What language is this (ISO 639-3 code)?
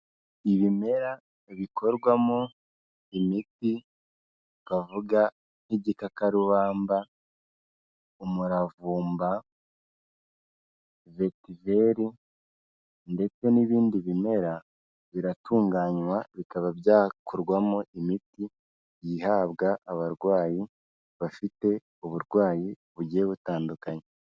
kin